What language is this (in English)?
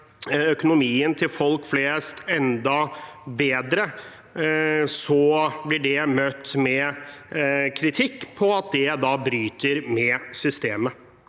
Norwegian